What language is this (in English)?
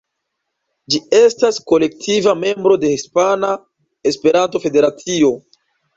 Esperanto